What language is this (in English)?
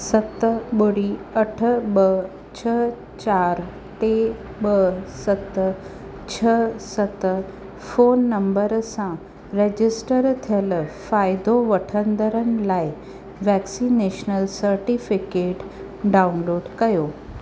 Sindhi